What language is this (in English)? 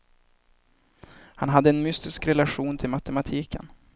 Swedish